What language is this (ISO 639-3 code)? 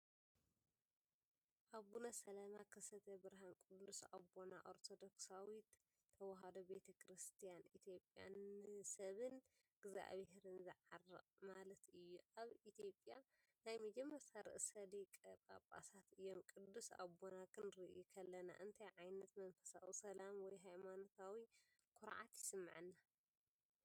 tir